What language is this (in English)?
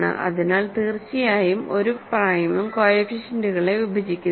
Malayalam